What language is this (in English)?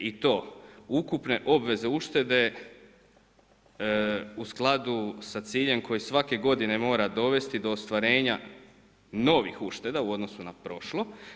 Croatian